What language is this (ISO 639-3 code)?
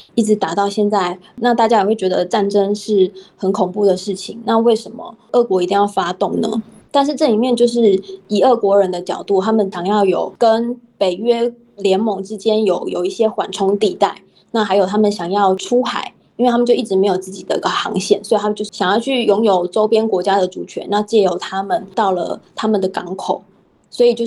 zho